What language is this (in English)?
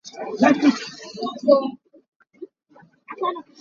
Hakha Chin